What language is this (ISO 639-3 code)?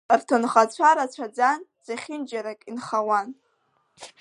abk